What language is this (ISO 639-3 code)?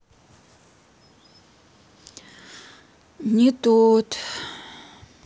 rus